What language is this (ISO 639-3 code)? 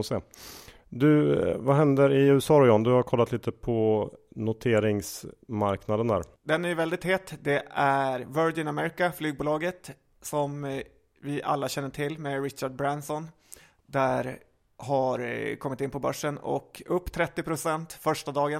swe